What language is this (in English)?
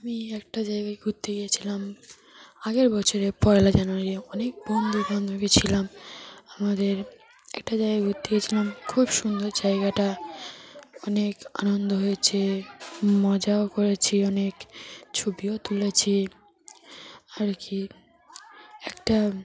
Bangla